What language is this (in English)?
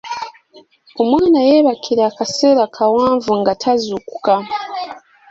Ganda